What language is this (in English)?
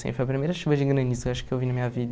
Portuguese